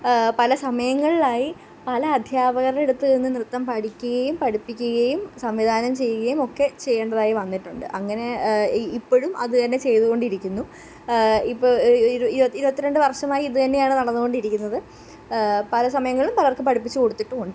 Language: Malayalam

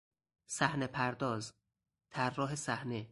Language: Persian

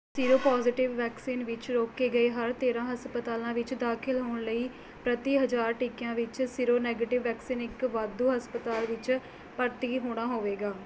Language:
Punjabi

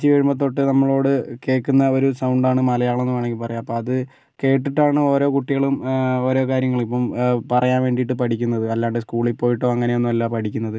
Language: Malayalam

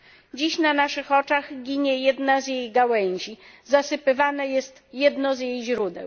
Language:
Polish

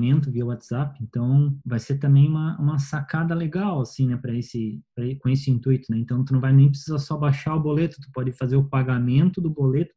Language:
Portuguese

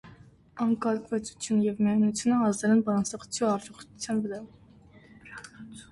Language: Armenian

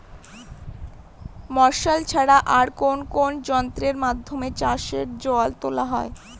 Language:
Bangla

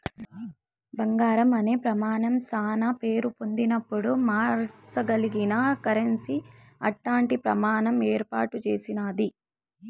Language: Telugu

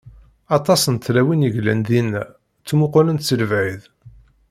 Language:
Kabyle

